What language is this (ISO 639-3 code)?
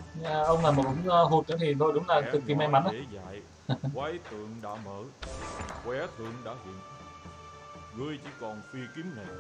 vie